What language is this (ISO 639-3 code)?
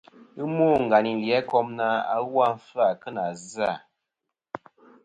bkm